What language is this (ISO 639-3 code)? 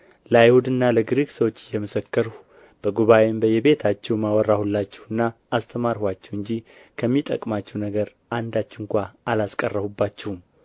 amh